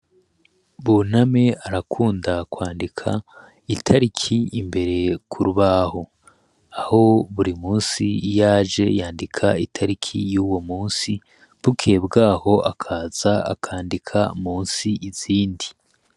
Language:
Rundi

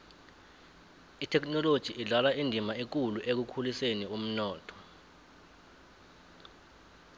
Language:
South Ndebele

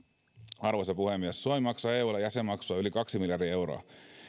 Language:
Finnish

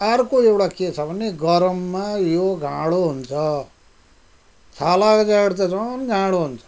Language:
Nepali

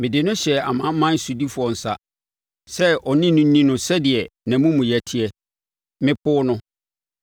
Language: Akan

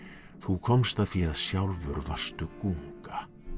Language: Icelandic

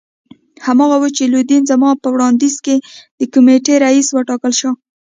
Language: Pashto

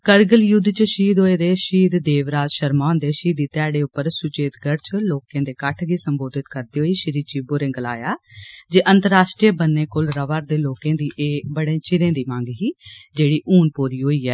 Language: Dogri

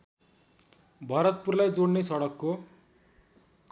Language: Nepali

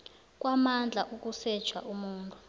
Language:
South Ndebele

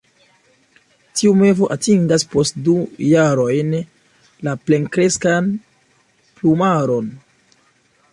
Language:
Esperanto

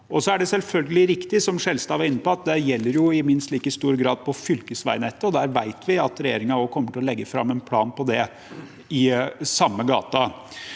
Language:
Norwegian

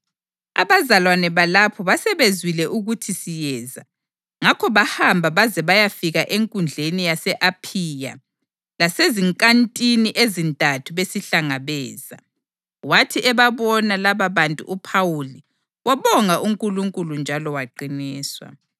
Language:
North Ndebele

